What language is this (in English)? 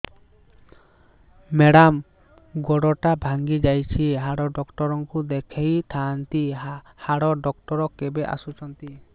Odia